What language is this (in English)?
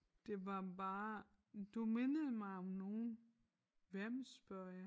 Danish